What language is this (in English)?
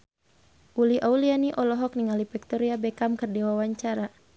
Sundanese